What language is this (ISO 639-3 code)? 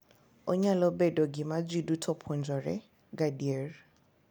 luo